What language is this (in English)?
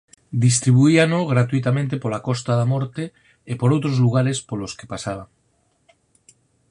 Galician